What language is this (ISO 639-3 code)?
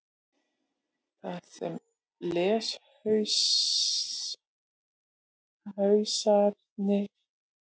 isl